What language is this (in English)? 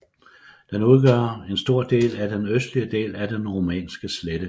Danish